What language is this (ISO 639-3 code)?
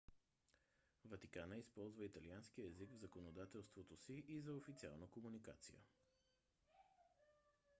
bul